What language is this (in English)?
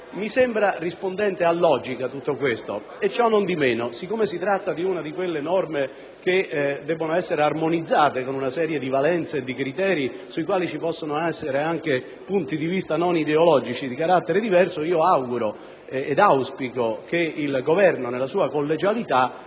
Italian